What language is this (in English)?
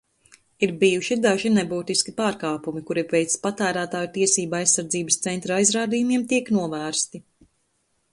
Latvian